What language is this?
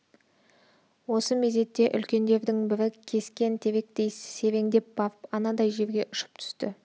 Kazakh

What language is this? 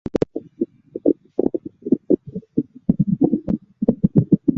Chinese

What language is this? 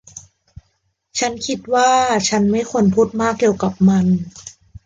Thai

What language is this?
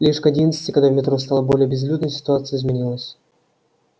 Russian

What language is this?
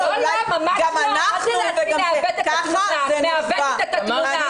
Hebrew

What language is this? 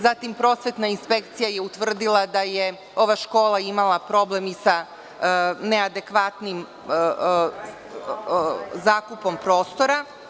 Serbian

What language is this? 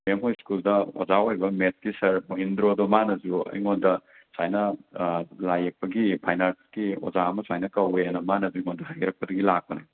Manipuri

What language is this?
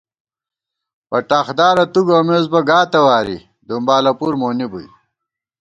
Gawar-Bati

